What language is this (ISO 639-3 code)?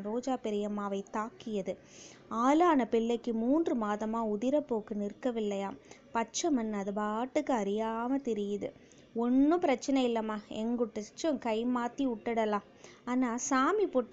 tam